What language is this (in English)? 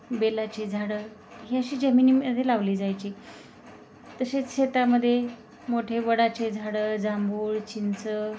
Marathi